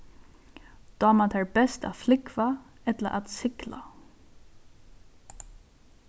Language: Faroese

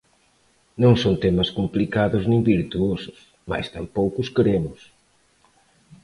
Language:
Galician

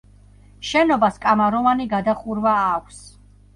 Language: Georgian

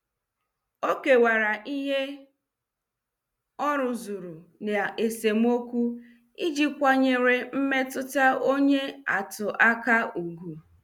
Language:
Igbo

